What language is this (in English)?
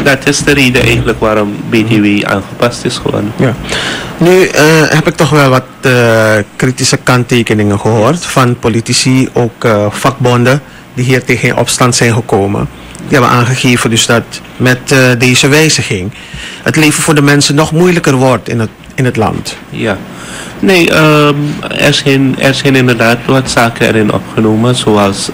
Dutch